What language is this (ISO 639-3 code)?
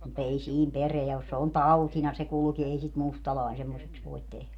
fin